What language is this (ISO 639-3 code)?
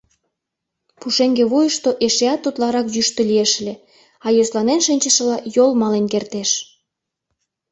chm